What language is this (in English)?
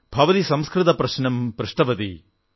Malayalam